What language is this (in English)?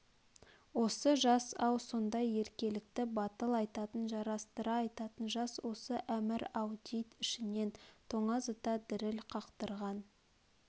Kazakh